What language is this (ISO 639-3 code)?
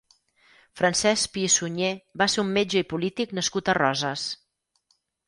cat